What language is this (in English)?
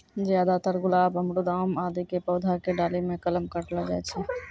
Maithili